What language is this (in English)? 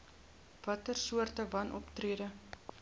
Afrikaans